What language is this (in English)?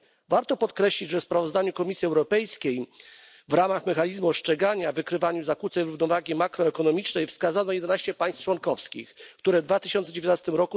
Polish